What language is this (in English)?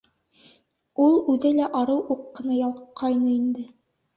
Bashkir